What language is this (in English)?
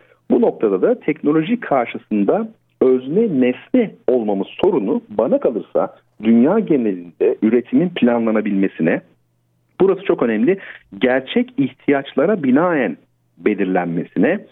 Turkish